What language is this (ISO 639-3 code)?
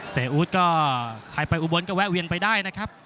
tha